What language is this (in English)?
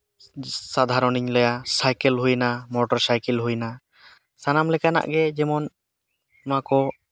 Santali